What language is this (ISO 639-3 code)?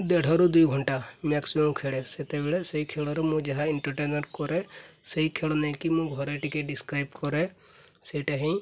ori